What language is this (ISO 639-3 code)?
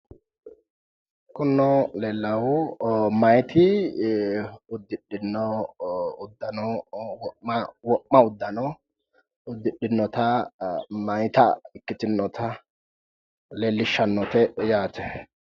sid